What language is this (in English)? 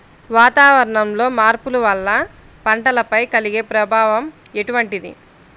Telugu